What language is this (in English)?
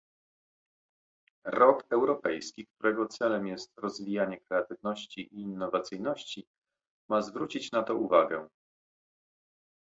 Polish